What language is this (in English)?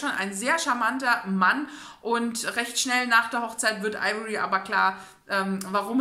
German